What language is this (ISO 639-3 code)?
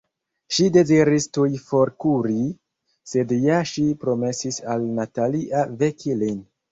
epo